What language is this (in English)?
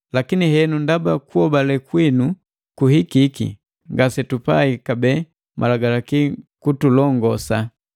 Matengo